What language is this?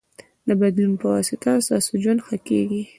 Pashto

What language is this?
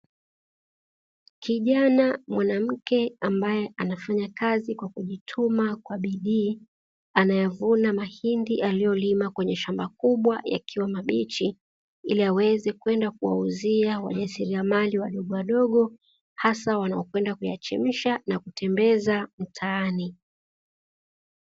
Swahili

